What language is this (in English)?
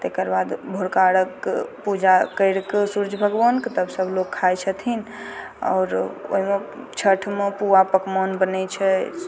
Maithili